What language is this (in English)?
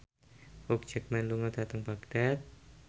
Javanese